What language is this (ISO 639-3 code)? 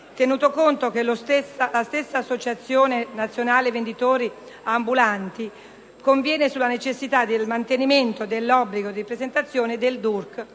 ita